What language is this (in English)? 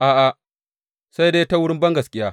Hausa